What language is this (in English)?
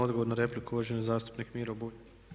Croatian